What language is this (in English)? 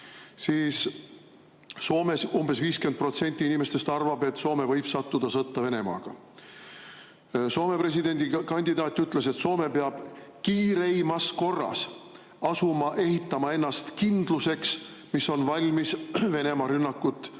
Estonian